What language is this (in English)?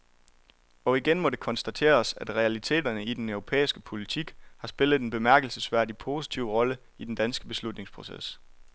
Danish